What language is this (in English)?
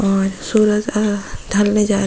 Hindi